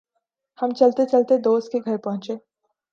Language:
Urdu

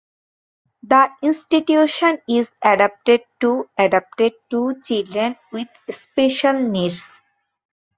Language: English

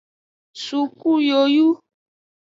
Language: Aja (Benin)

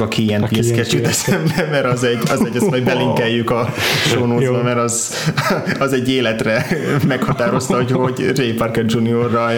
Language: Hungarian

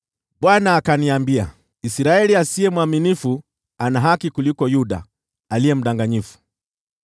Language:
Swahili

